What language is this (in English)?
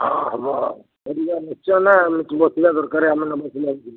Odia